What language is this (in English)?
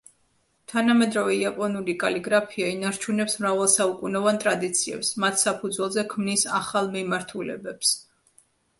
Georgian